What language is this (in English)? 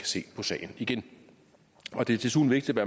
Danish